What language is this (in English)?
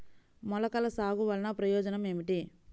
Telugu